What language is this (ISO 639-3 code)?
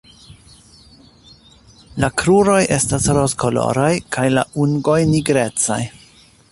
epo